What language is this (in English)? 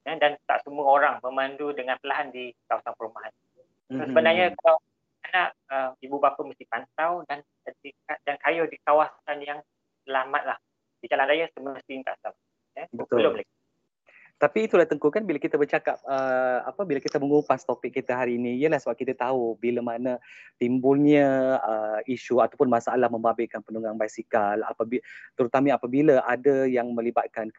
Malay